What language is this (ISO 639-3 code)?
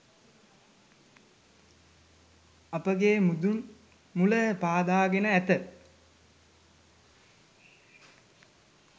sin